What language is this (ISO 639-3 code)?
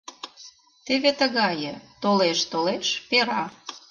chm